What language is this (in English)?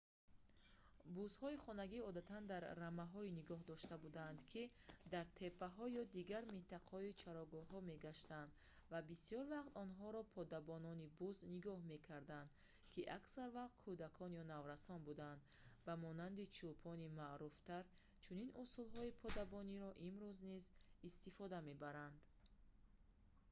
Tajik